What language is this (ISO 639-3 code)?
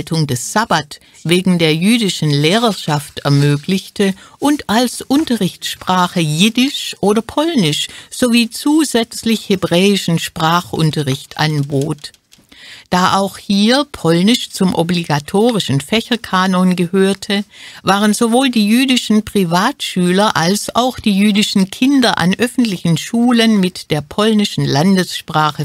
deu